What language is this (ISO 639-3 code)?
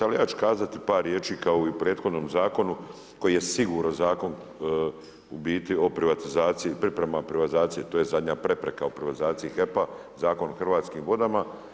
hrv